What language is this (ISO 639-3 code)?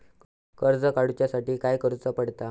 mar